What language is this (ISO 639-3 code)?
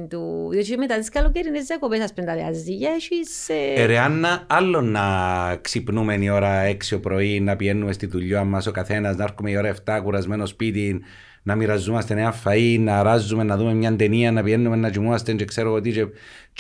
ell